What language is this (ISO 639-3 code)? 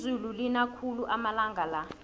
nbl